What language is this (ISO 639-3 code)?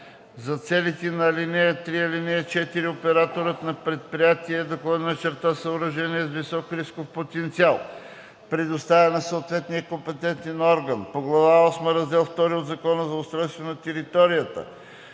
bul